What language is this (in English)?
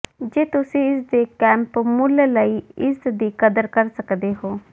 Punjabi